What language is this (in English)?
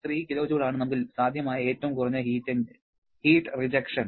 Malayalam